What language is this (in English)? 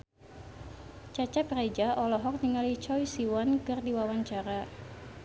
Sundanese